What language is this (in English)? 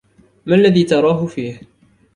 Arabic